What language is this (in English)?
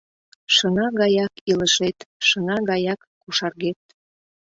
Mari